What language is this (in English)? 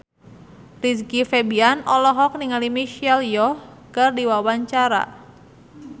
Sundanese